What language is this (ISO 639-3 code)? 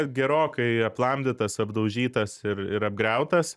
lit